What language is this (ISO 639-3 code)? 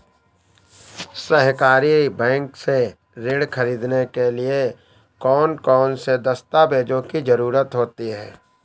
hin